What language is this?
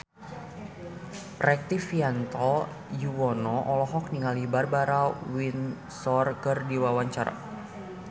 Sundanese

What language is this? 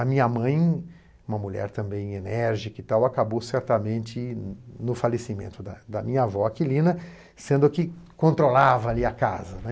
Portuguese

